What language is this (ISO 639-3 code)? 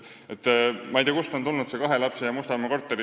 est